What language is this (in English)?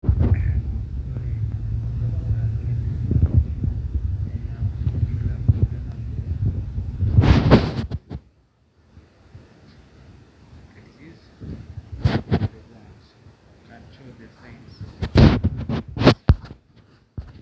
Masai